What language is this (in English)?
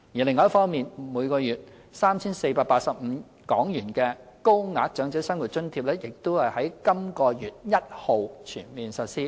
Cantonese